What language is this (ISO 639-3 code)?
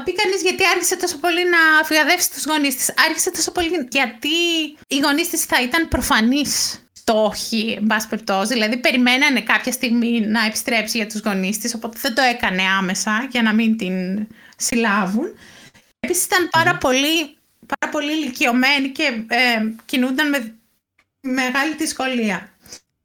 ell